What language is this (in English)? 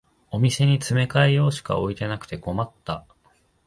Japanese